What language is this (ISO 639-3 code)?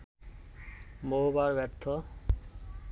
ben